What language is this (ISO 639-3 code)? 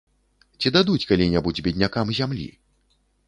bel